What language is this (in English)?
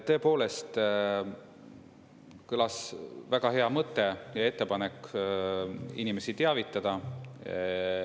Estonian